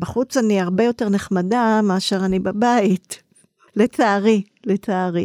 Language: Hebrew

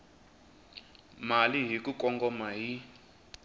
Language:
Tsonga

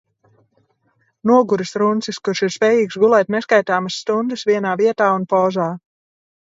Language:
Latvian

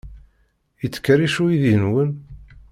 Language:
Kabyle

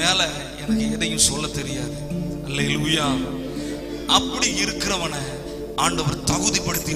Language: Arabic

